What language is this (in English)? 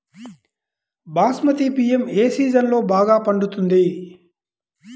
Telugu